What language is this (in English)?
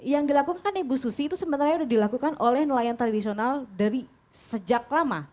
Indonesian